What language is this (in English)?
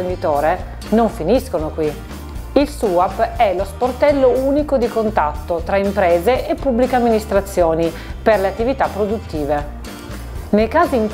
Italian